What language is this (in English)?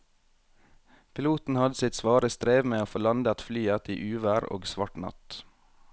Norwegian